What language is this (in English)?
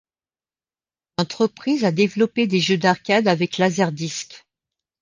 French